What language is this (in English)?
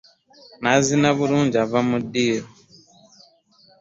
Ganda